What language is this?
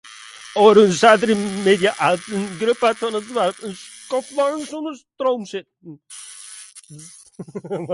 Western Frisian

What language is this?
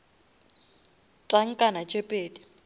Northern Sotho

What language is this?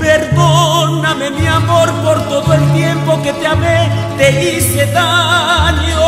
Spanish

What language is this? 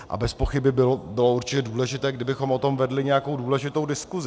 Czech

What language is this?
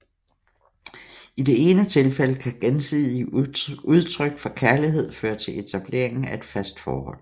Danish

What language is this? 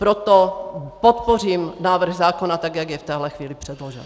Czech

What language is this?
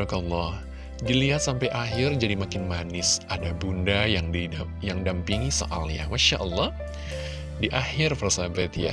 Indonesian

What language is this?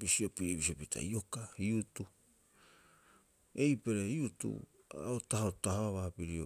Rapoisi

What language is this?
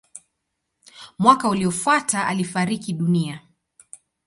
Swahili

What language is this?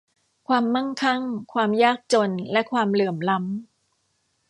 Thai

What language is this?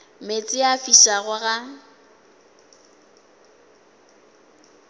Northern Sotho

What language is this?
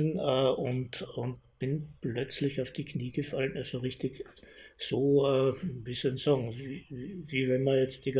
German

